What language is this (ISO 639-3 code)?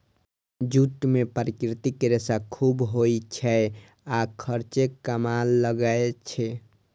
mai